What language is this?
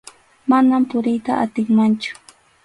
Arequipa-La Unión Quechua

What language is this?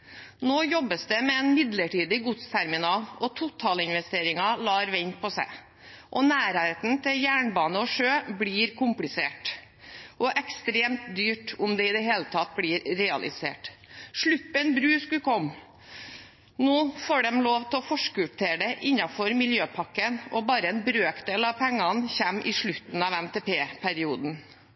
Norwegian Bokmål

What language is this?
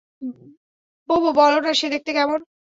Bangla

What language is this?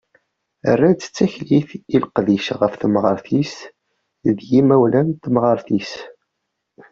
Kabyle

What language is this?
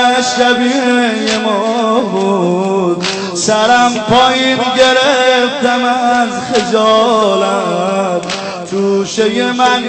Persian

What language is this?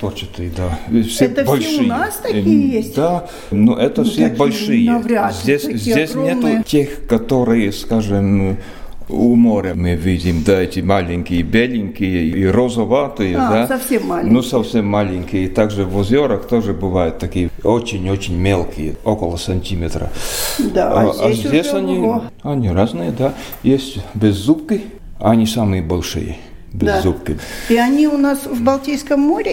Russian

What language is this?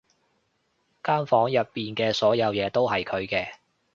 Cantonese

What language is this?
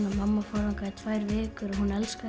Icelandic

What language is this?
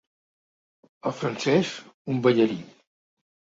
Catalan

